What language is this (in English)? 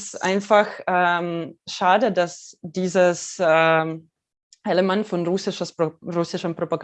German